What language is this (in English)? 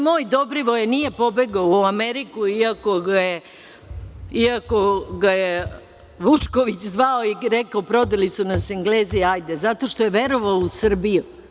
Serbian